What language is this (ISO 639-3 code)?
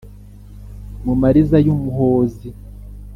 kin